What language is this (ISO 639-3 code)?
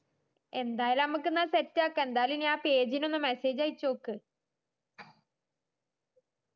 mal